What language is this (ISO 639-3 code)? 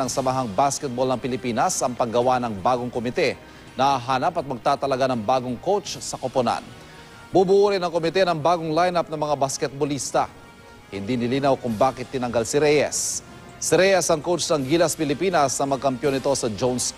fil